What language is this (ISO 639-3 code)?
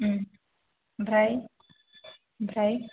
brx